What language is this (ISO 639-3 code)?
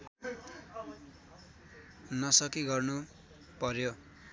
nep